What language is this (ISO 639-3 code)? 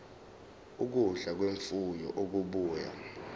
zul